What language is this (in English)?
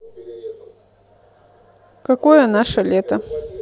Russian